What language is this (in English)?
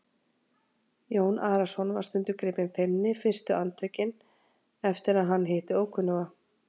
Icelandic